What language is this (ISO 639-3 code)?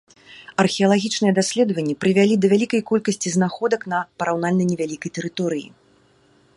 bel